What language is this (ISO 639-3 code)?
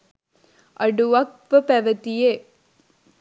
sin